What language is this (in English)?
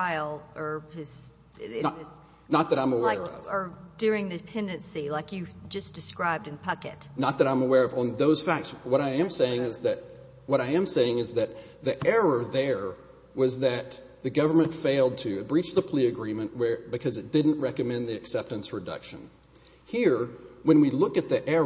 English